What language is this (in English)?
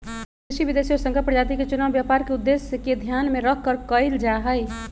Magahi